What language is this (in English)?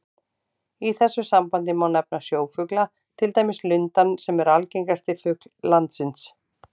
Icelandic